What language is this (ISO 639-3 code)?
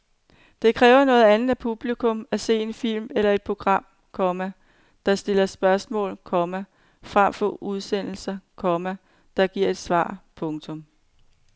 dan